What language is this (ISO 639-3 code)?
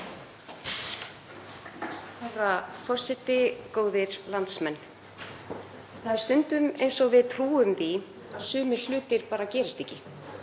isl